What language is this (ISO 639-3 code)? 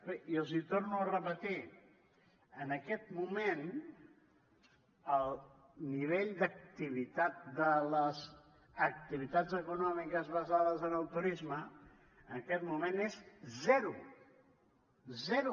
cat